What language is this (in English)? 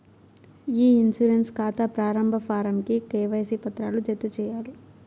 Telugu